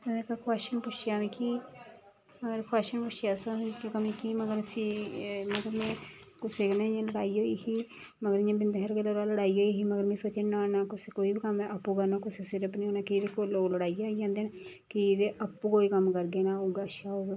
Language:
Dogri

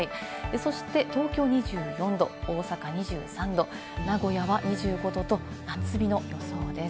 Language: Japanese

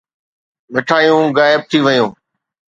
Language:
Sindhi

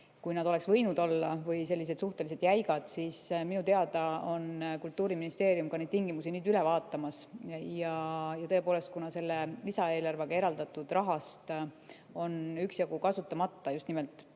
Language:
Estonian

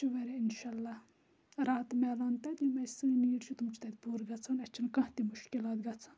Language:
Kashmiri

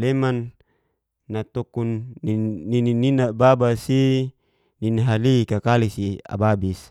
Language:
Geser-Gorom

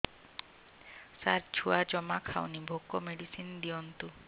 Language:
Odia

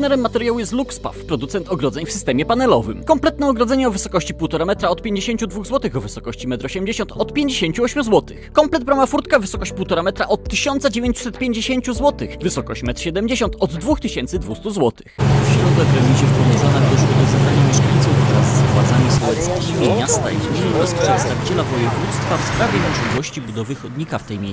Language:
Polish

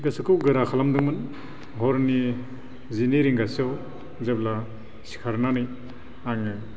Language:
Bodo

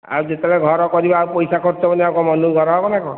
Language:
Odia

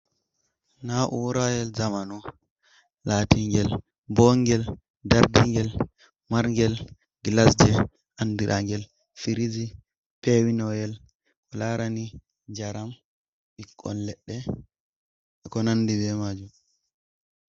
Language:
Fula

